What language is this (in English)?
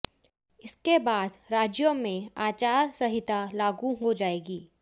Hindi